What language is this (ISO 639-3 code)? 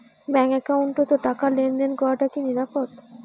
ben